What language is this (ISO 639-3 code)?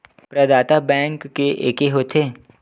hne